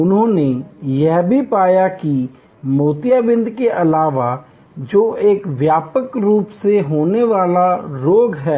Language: Hindi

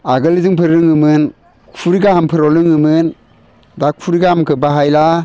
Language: Bodo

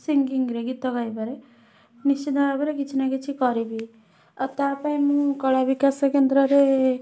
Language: Odia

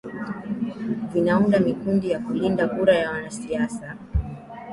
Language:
Swahili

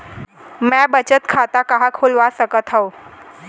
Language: Chhattisgarhi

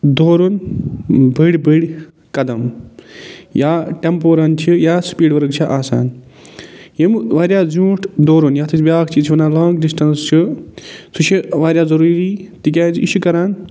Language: Kashmiri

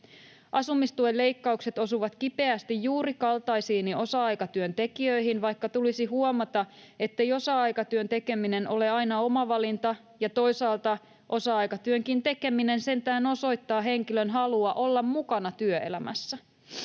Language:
Finnish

